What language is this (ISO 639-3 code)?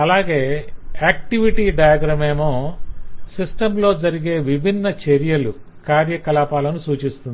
tel